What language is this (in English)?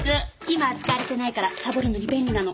Japanese